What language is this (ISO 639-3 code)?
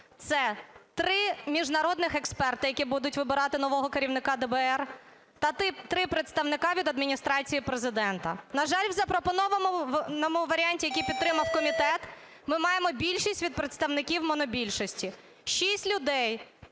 ukr